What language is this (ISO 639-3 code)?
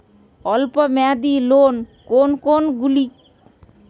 ben